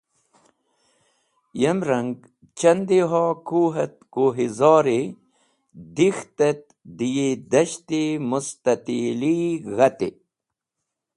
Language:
Wakhi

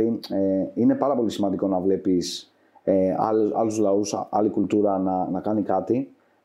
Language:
Greek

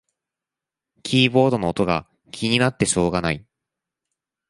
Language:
Japanese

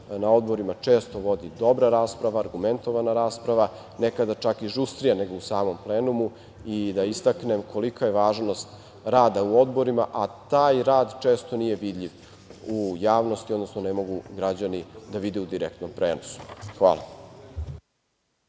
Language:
Serbian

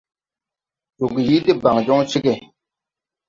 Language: Tupuri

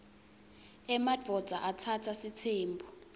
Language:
Swati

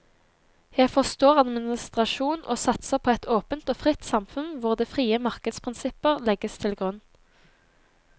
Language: Norwegian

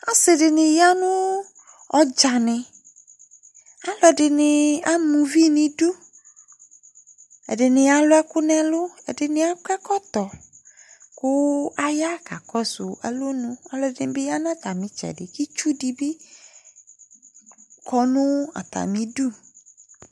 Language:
Ikposo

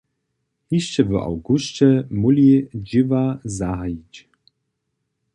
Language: Upper Sorbian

